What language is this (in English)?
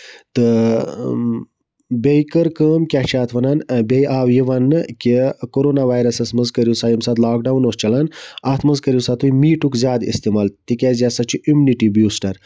Kashmiri